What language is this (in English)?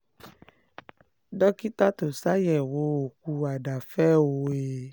Yoruba